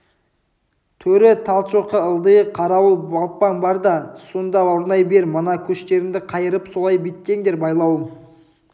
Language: Kazakh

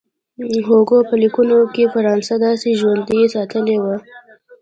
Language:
Pashto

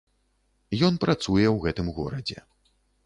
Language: Belarusian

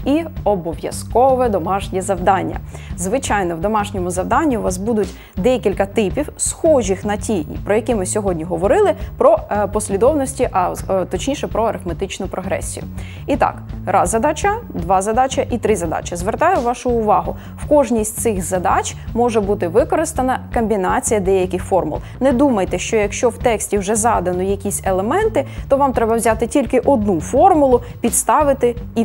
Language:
Ukrainian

